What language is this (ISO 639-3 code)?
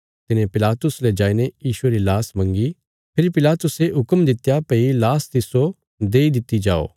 kfs